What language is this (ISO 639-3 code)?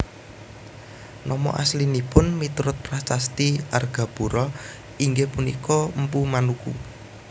jav